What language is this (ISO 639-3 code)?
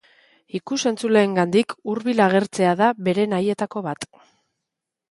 eus